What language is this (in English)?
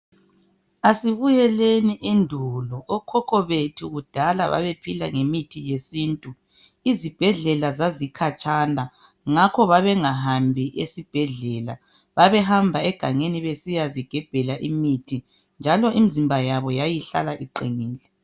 North Ndebele